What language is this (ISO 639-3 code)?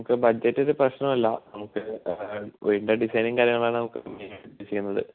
mal